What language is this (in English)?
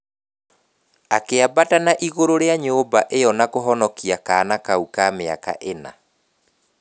Kikuyu